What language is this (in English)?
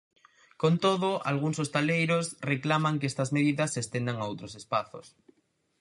Galician